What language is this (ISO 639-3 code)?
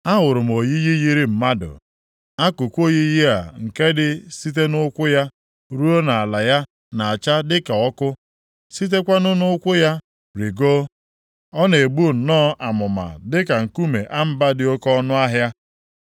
ibo